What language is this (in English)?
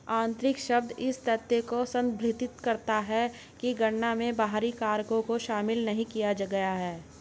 Hindi